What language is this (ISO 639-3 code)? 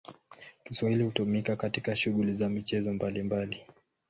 swa